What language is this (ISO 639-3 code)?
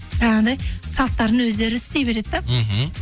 kaz